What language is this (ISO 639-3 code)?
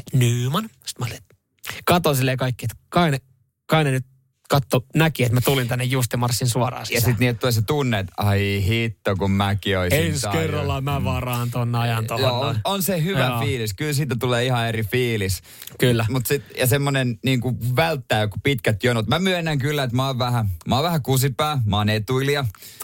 fin